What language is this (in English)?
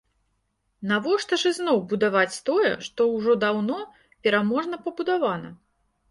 Belarusian